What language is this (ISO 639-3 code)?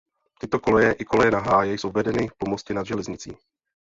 ces